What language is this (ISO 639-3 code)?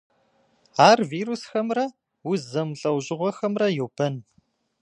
kbd